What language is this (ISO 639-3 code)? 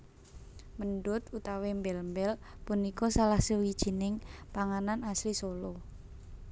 jav